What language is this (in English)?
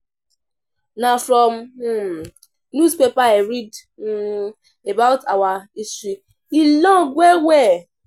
Nigerian Pidgin